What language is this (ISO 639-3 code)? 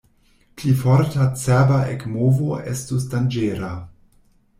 epo